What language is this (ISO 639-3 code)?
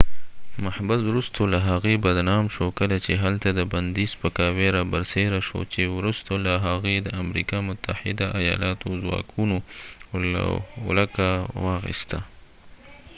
pus